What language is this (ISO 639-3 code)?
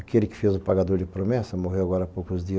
por